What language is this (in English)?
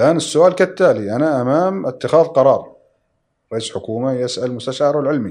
Arabic